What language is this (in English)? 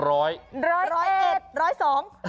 Thai